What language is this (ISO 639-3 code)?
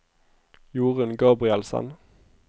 nor